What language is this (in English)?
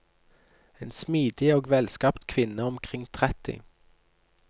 Norwegian